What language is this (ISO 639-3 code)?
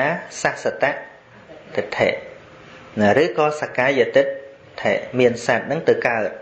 vie